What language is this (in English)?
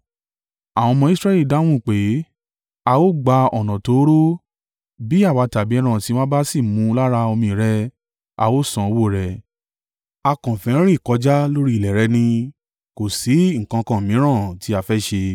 Yoruba